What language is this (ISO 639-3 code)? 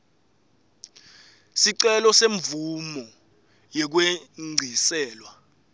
ssw